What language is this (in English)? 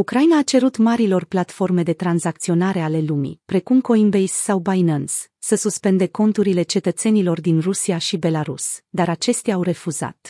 Romanian